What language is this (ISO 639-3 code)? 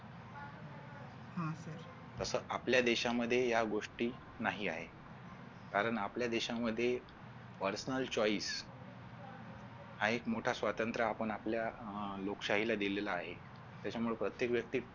mar